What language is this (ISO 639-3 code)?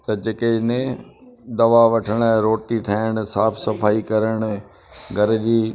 snd